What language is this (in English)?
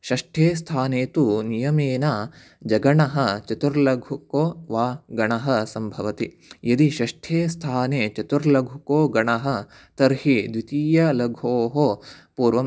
Sanskrit